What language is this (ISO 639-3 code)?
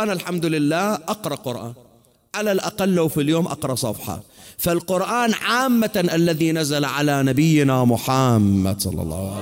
ara